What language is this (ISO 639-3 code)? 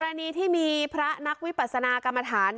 tha